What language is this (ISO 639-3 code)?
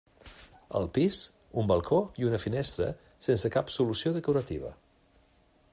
cat